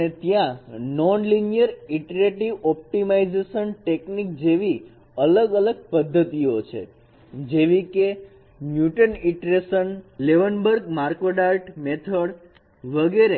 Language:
Gujarati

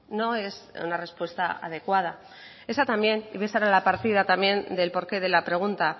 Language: Spanish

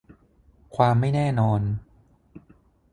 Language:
Thai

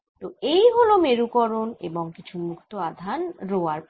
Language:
Bangla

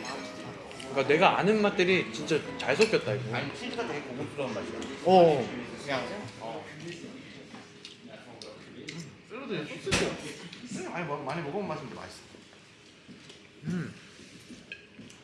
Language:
Korean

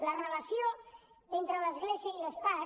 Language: Catalan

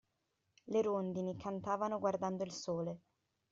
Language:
Italian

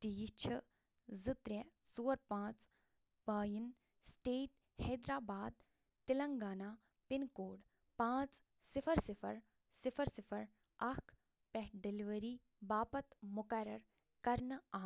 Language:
Kashmiri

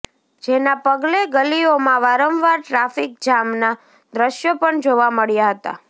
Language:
Gujarati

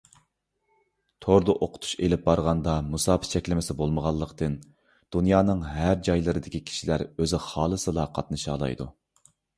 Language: Uyghur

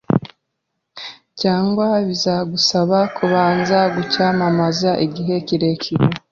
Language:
Kinyarwanda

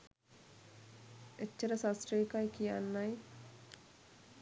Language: Sinhala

